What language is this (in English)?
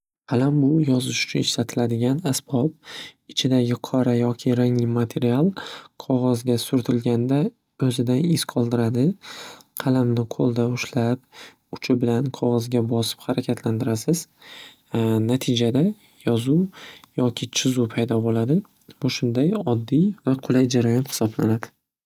Uzbek